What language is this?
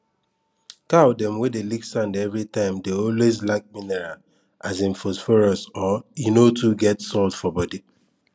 Nigerian Pidgin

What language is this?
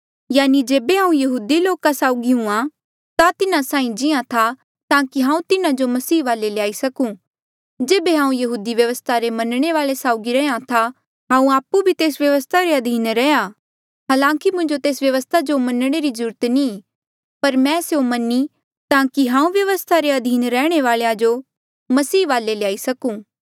Mandeali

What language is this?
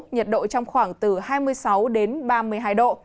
Vietnamese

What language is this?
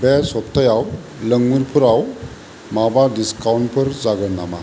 Bodo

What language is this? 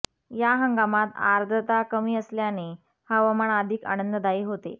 Marathi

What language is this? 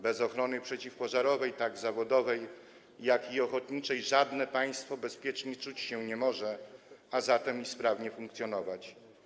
Polish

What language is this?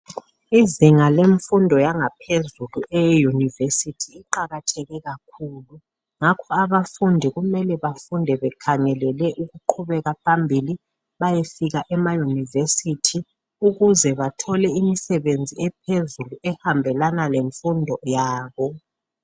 North Ndebele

